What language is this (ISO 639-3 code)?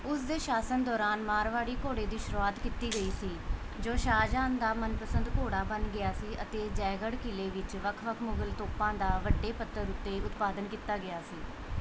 pan